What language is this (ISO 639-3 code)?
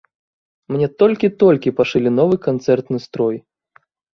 bel